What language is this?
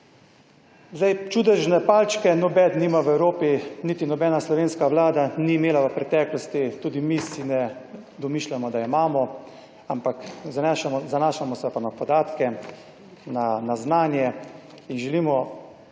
Slovenian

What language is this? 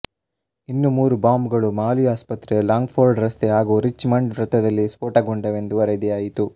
Kannada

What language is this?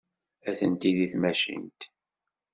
Kabyle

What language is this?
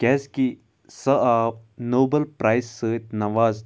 Kashmiri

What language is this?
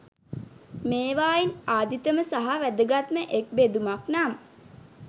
Sinhala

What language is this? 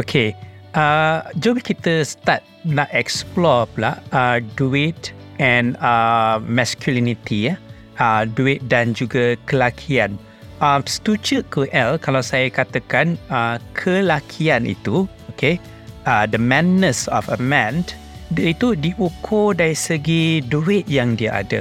Malay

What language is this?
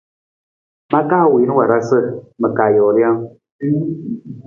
Nawdm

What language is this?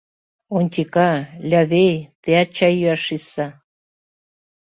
Mari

